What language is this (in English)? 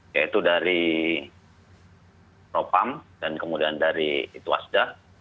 Indonesian